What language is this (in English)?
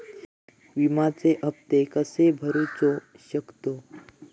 Marathi